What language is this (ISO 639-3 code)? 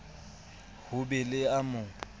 sot